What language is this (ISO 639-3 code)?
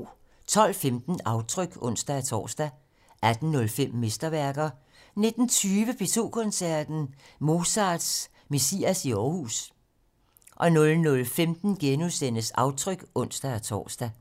dan